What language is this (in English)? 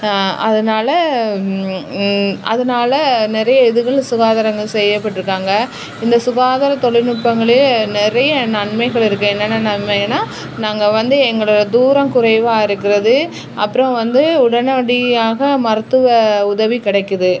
Tamil